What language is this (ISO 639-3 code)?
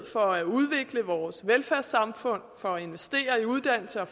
dan